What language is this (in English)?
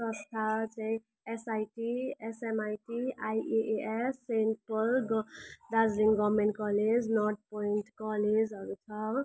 Nepali